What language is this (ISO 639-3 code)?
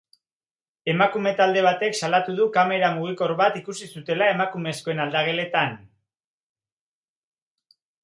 eus